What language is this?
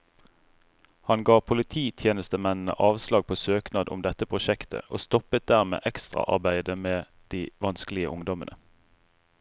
Norwegian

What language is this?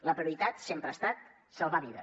Catalan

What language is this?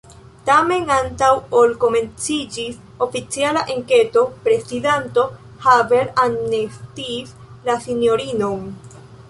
Esperanto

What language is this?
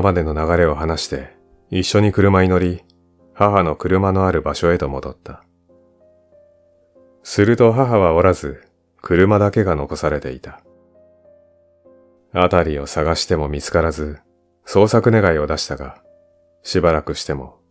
Japanese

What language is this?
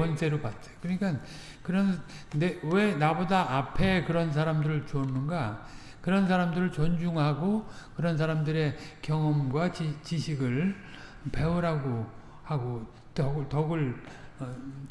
Korean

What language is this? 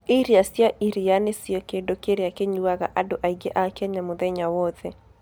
Kikuyu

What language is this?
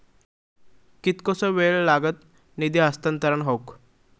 Marathi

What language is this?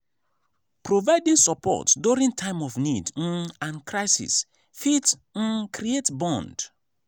Nigerian Pidgin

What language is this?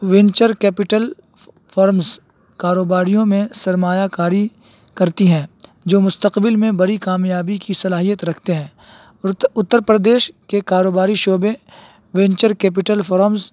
Urdu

